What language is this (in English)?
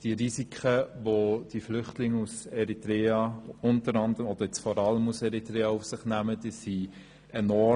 Swiss German